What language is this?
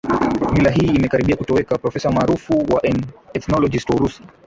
Swahili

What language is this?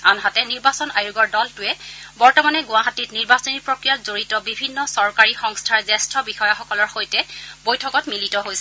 Assamese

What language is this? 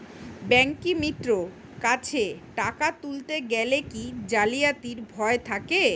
Bangla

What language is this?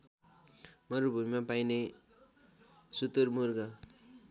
Nepali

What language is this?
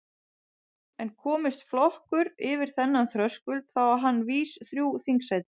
Icelandic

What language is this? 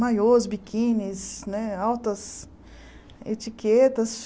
Portuguese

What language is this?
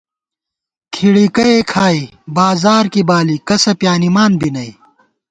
Gawar-Bati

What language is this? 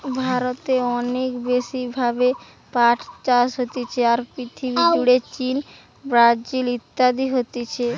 Bangla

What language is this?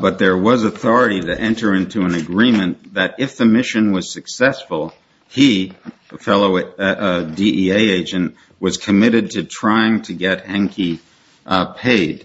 English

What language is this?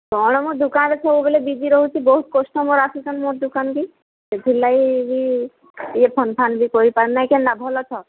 Odia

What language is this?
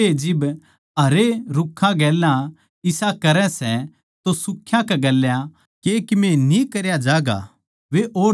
Haryanvi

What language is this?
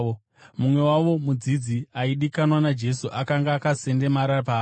Shona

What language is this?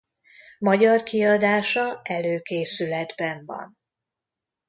Hungarian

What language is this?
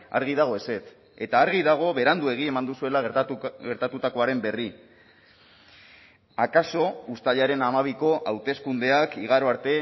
Basque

